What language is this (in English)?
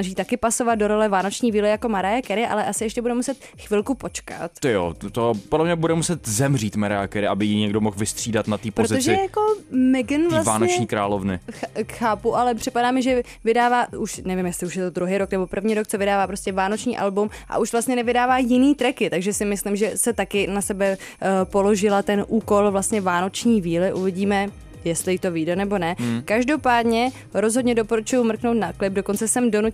Czech